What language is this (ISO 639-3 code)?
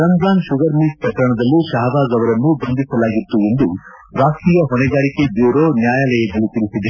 kan